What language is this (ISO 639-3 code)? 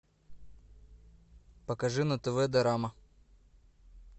rus